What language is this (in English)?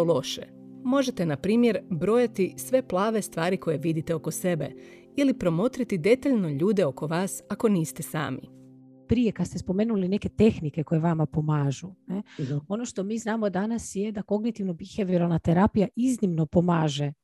Croatian